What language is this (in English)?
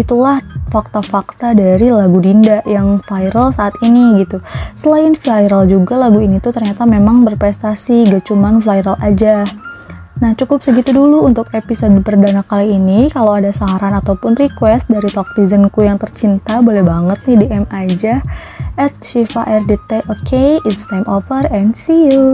Indonesian